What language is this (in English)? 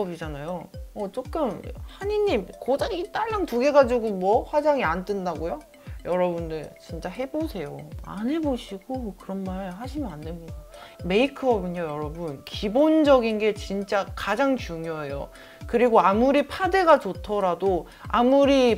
Korean